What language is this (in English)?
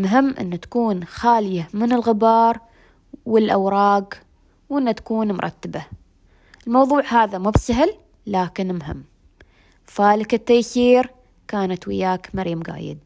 Arabic